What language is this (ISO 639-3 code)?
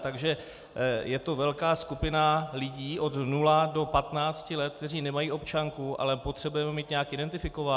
ces